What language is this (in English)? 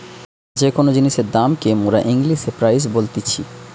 Bangla